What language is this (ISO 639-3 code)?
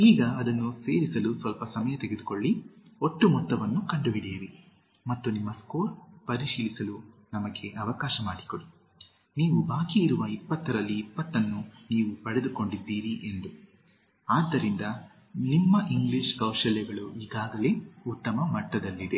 kan